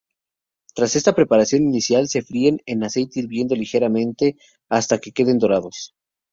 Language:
Spanish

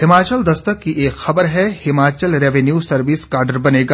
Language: Hindi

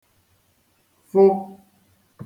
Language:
Igbo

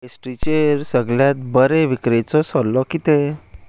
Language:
Konkani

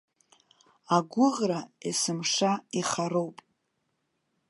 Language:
Abkhazian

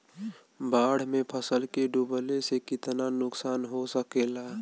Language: Bhojpuri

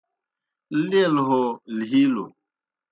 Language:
Kohistani Shina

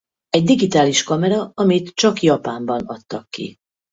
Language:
Hungarian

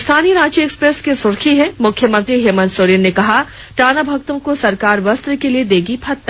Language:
Hindi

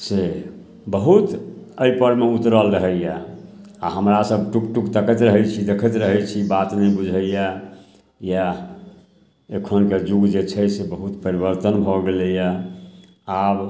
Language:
Maithili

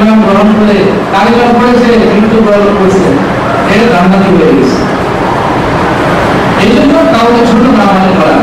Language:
Indonesian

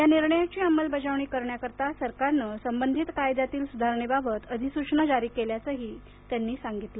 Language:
Marathi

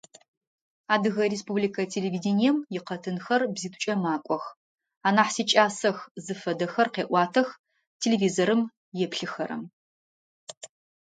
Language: Adyghe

